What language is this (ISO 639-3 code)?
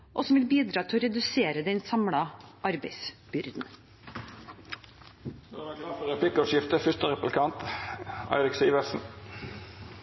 nor